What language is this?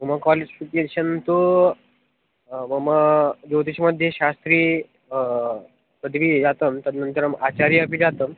Sanskrit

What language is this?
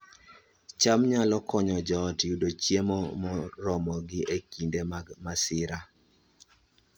Luo (Kenya and Tanzania)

